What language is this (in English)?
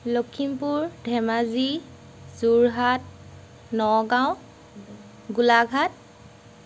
Assamese